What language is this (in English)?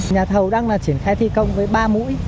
Vietnamese